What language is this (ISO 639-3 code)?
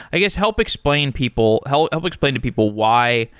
eng